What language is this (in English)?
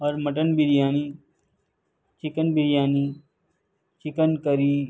Urdu